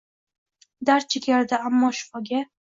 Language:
Uzbek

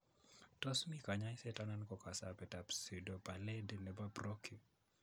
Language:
Kalenjin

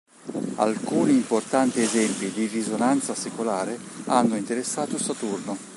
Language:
Italian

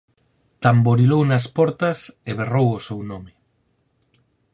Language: Galician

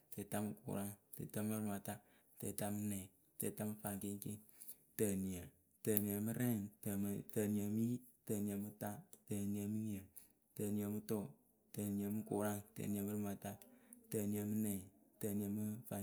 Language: Akebu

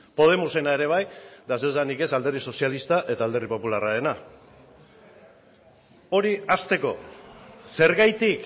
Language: Basque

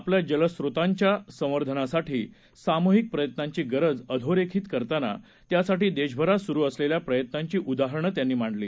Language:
Marathi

